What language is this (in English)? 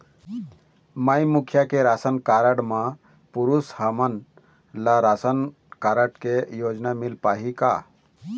Chhattisgarhi